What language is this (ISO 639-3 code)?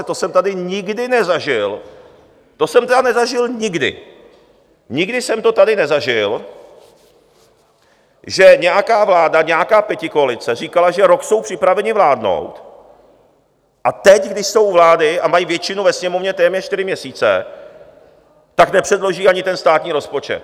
ces